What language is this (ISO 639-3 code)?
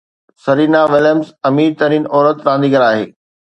snd